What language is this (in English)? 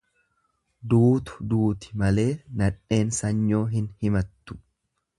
Oromo